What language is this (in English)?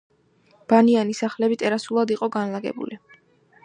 Georgian